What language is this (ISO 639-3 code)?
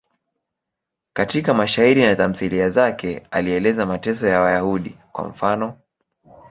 swa